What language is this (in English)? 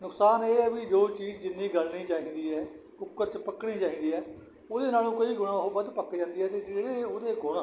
Punjabi